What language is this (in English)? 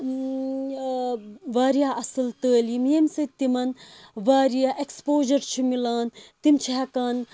Kashmiri